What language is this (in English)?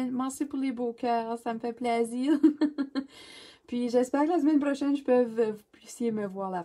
French